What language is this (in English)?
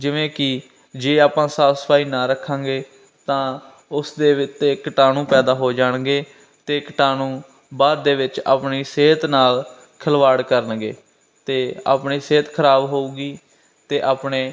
Punjabi